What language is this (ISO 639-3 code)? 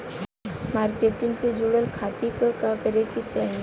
bho